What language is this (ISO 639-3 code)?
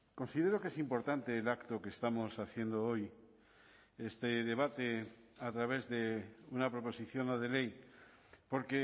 spa